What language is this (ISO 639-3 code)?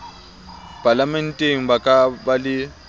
sot